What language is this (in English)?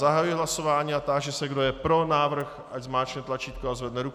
Czech